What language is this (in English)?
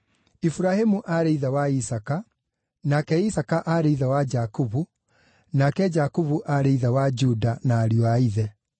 Kikuyu